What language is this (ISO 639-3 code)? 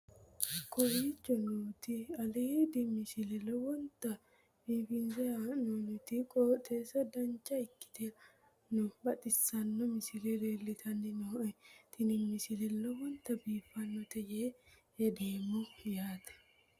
sid